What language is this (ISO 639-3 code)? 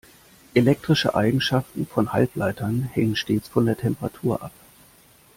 deu